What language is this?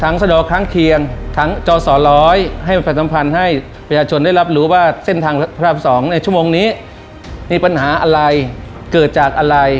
Thai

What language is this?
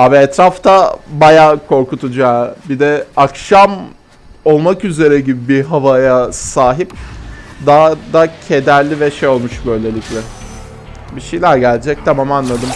Turkish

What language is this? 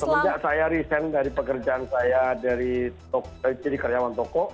Indonesian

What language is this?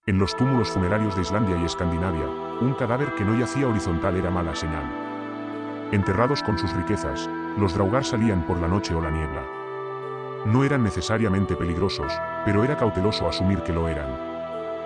Spanish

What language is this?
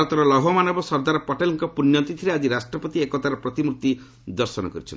Odia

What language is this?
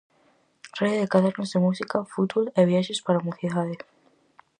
Galician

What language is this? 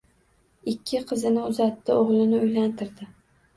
Uzbek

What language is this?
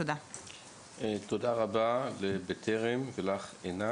Hebrew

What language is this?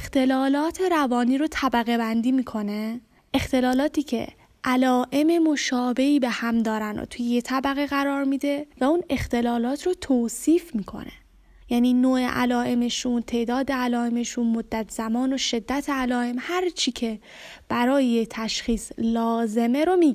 Persian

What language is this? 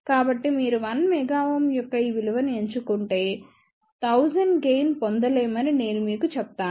Telugu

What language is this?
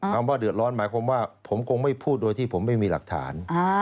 Thai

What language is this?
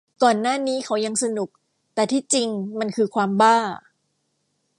Thai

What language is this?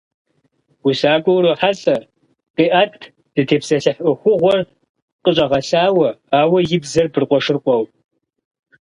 Kabardian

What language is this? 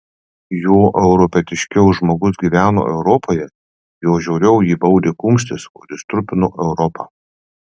Lithuanian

